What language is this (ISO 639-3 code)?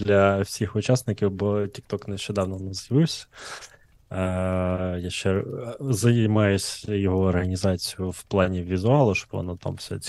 ukr